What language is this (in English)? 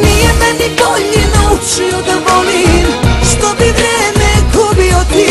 Bulgarian